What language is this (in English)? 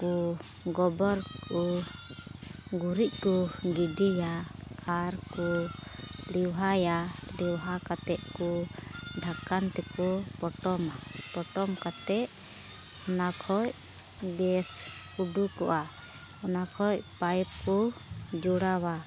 Santali